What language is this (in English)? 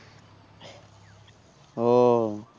Bangla